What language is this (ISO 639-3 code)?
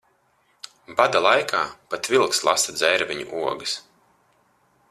lav